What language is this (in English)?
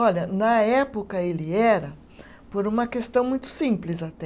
Portuguese